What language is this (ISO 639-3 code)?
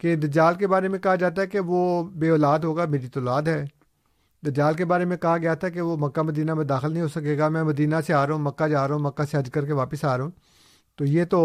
urd